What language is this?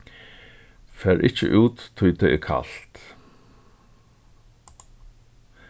Faroese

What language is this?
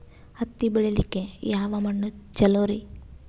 Kannada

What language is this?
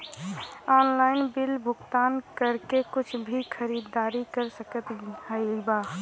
Bhojpuri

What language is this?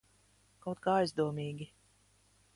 Latvian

